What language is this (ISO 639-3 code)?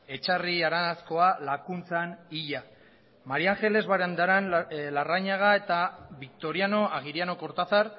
eus